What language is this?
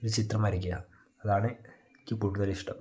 Malayalam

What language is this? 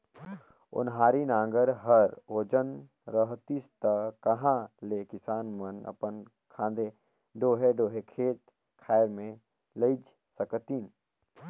Chhattisgarhi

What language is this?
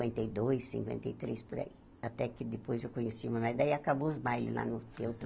Portuguese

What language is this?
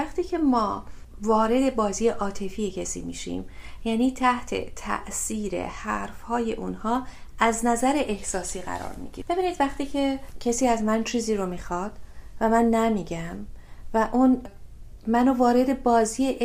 Persian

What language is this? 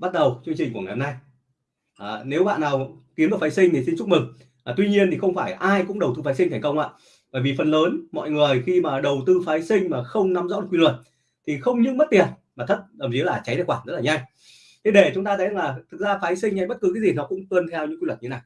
Vietnamese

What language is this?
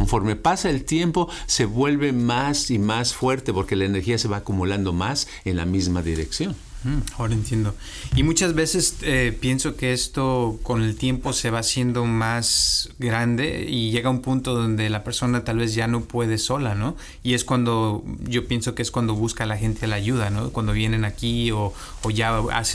Spanish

